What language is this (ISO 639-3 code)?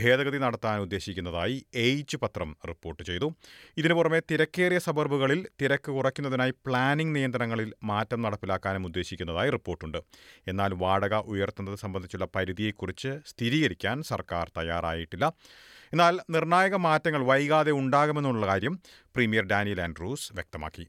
mal